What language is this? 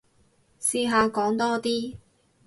Cantonese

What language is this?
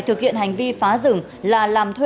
Vietnamese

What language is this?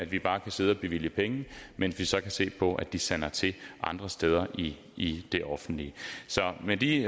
Danish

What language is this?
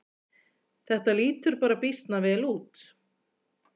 Icelandic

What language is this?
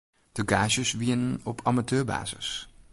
Western Frisian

